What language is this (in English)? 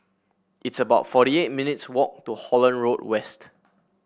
English